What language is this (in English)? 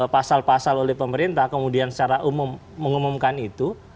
Indonesian